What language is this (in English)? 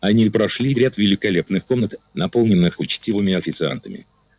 Russian